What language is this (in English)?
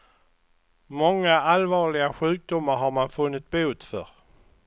Swedish